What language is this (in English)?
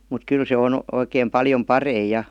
Finnish